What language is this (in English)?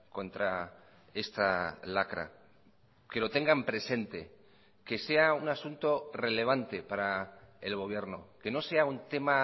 Spanish